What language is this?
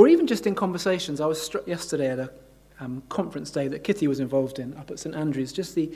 English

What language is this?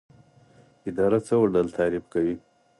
Pashto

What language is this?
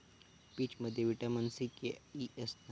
Marathi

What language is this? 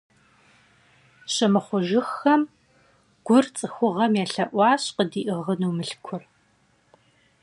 Kabardian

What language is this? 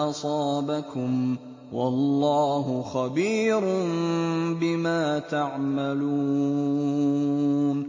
Arabic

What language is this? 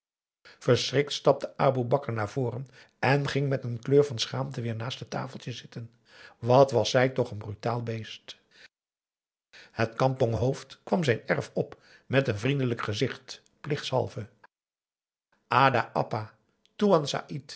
Dutch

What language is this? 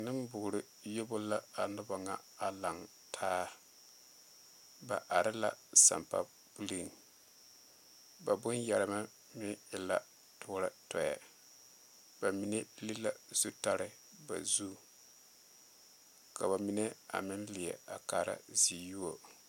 Southern Dagaare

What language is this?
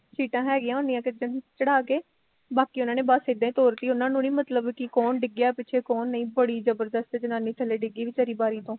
Punjabi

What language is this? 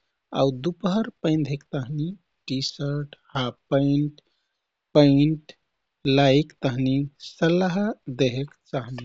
Kathoriya Tharu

